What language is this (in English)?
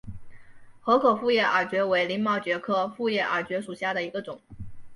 Chinese